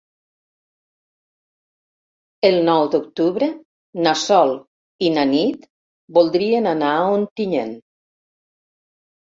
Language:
Catalan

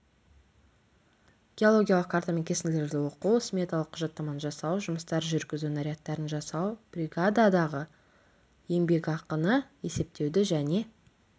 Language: Kazakh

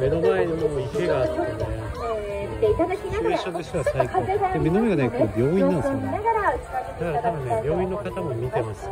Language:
Japanese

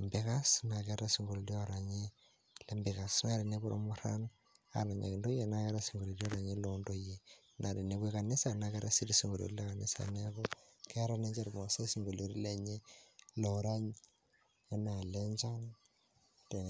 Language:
Masai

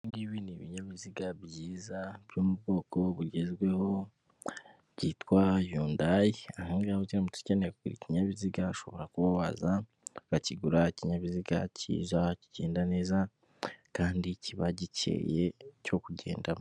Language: Kinyarwanda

